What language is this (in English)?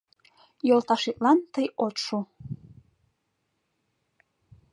Mari